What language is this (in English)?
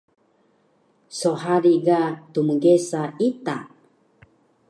Taroko